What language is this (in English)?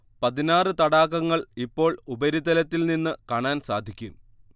Malayalam